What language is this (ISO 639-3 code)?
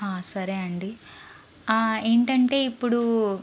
tel